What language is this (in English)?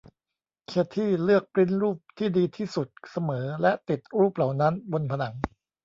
Thai